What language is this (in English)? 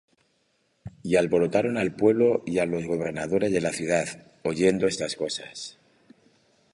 Spanish